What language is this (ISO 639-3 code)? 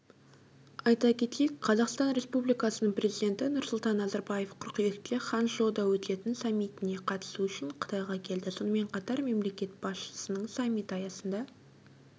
kaz